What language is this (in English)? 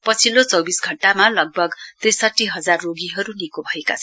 Nepali